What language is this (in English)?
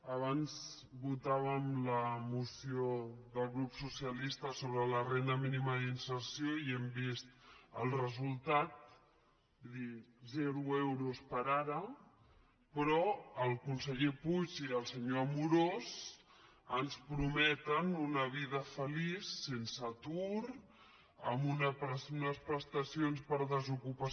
Catalan